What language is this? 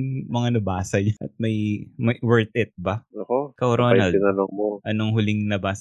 Filipino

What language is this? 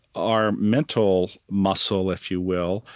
English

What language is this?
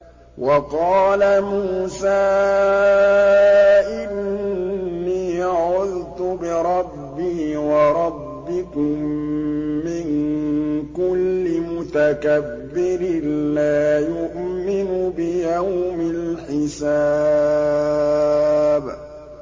Arabic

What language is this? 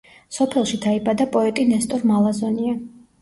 Georgian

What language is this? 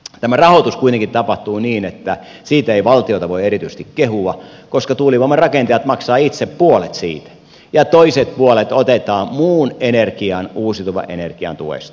Finnish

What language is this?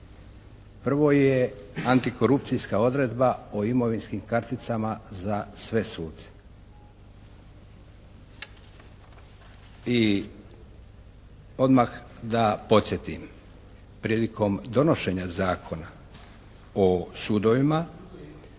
Croatian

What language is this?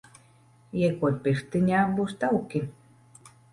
Latvian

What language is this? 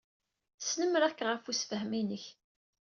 Kabyle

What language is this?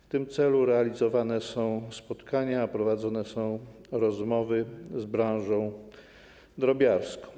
Polish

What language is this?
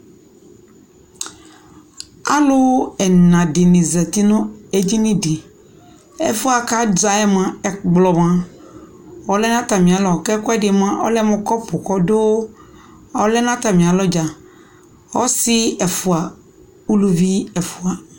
Ikposo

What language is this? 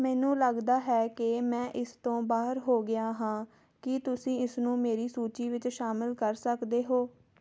Punjabi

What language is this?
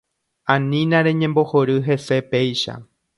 Guarani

